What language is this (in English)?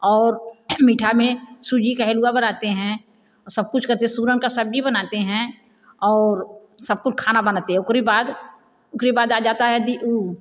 Hindi